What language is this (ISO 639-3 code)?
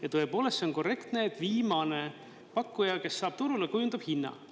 est